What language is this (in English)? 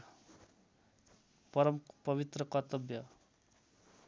Nepali